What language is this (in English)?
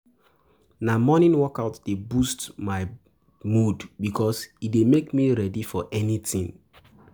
Nigerian Pidgin